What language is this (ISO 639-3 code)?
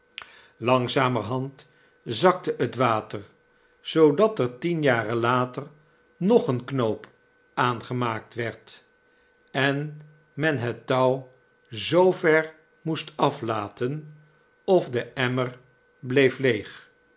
nld